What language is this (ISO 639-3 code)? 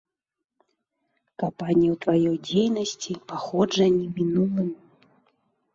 bel